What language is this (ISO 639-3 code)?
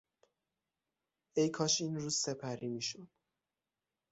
fas